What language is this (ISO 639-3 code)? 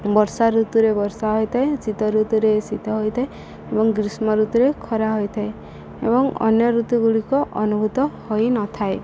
ori